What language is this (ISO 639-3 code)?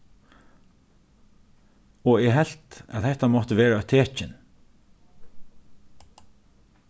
fao